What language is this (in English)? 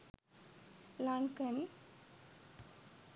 Sinhala